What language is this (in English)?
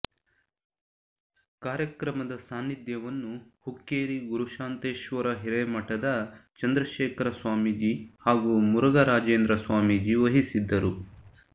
Kannada